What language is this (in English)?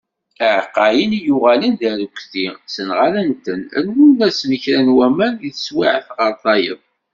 Kabyle